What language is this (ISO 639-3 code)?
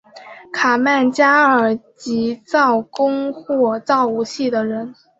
zho